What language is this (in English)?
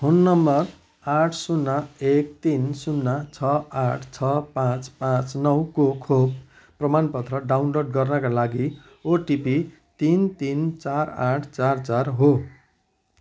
Nepali